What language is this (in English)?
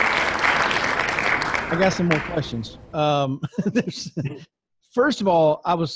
English